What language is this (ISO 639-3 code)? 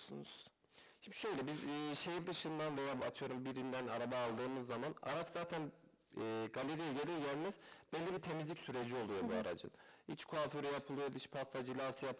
tur